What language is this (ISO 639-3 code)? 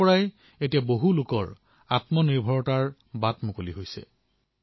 asm